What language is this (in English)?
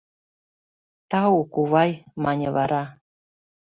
Mari